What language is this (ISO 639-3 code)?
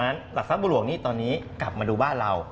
tha